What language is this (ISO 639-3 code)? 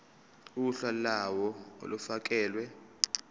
zul